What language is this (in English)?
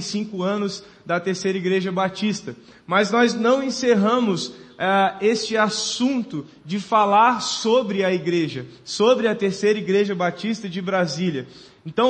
Portuguese